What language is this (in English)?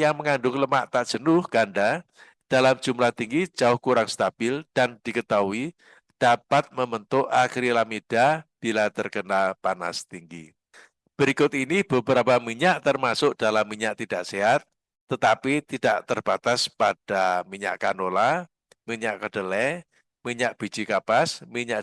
Indonesian